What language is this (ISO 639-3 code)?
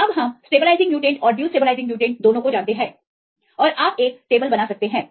hin